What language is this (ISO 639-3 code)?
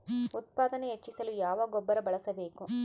kan